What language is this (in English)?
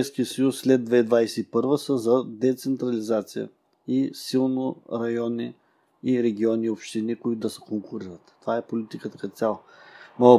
Bulgarian